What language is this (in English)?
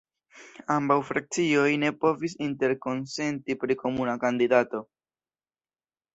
Esperanto